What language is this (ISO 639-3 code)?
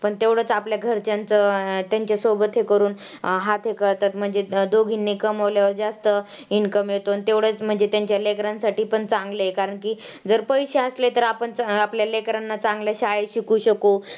mar